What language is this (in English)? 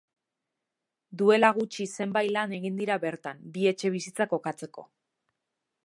Basque